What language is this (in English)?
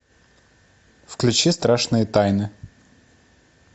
Russian